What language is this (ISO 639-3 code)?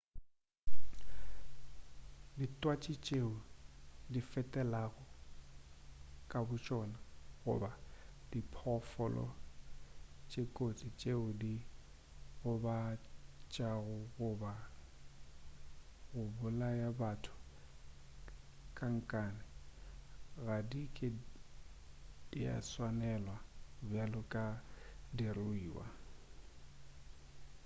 nso